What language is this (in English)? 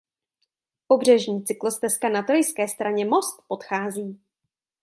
Czech